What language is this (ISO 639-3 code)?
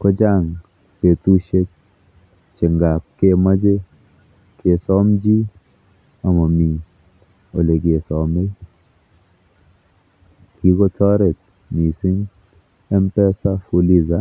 kln